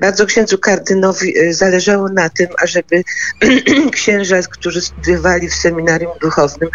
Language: Polish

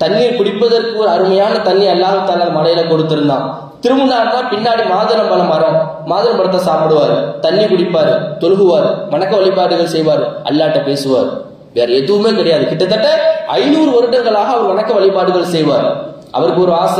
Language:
Indonesian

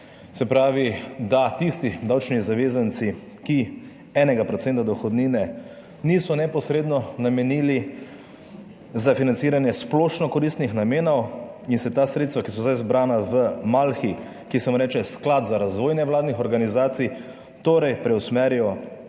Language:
Slovenian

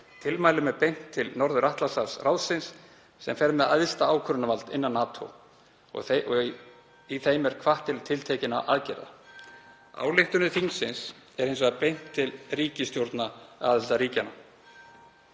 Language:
Icelandic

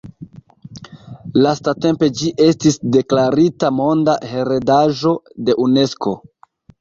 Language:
Esperanto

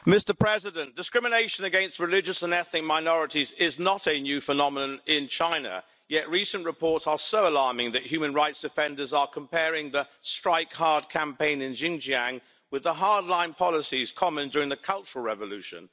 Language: English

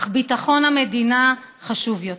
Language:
Hebrew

